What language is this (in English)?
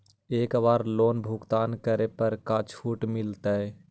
Magahi